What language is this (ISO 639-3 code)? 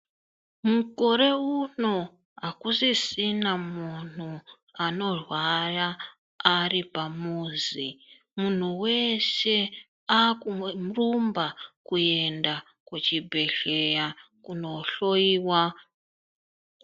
ndc